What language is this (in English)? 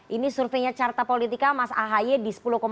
Indonesian